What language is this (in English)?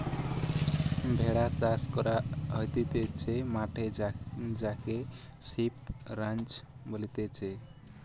Bangla